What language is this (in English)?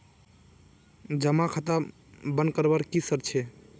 Magahi